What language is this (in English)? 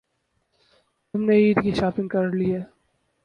Urdu